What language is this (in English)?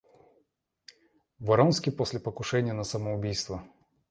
Russian